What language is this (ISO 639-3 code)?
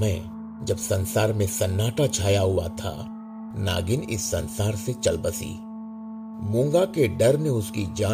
hin